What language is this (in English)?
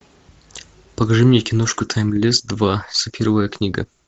Russian